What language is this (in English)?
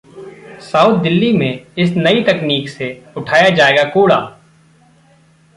Hindi